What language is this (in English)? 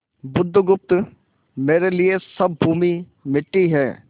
Hindi